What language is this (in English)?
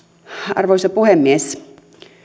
Finnish